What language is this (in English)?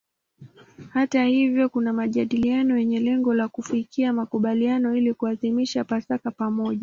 Swahili